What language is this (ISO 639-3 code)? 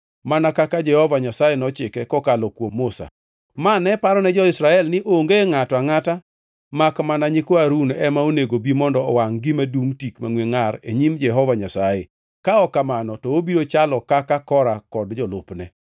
luo